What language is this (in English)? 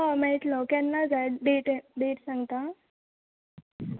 Konkani